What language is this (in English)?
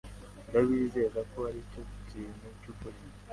Kinyarwanda